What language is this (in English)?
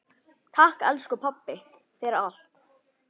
Icelandic